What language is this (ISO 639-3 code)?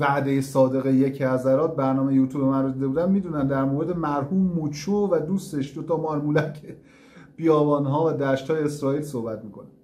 fas